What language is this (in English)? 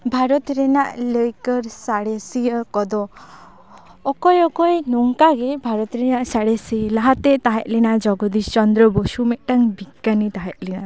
Santali